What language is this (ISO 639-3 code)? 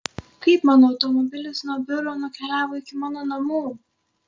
lit